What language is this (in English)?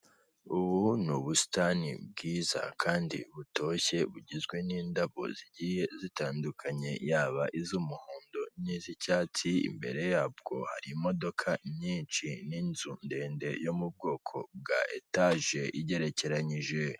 Kinyarwanda